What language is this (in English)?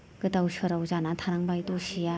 Bodo